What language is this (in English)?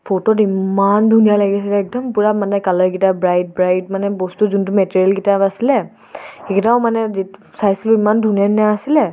Assamese